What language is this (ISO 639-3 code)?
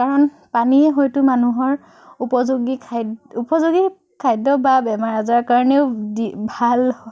asm